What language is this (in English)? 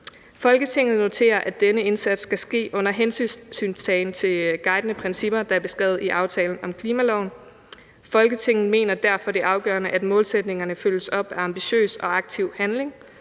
Danish